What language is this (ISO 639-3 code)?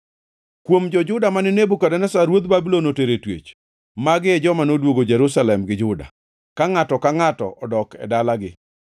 luo